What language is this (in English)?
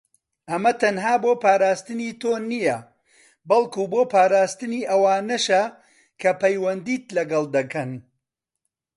Central Kurdish